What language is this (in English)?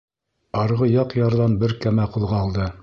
Bashkir